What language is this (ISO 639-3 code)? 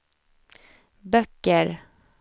swe